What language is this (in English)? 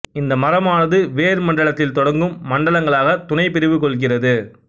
Tamil